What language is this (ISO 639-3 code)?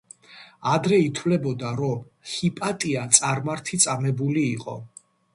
kat